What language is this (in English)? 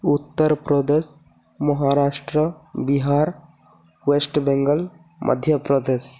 Odia